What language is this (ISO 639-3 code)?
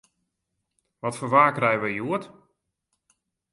fry